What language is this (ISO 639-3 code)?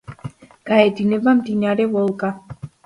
kat